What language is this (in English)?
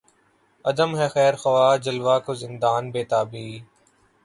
Urdu